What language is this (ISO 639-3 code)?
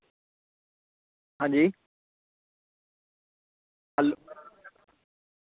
doi